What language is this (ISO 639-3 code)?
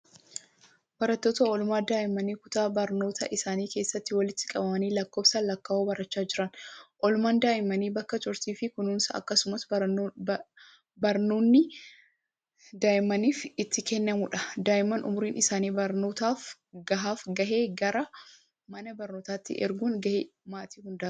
orm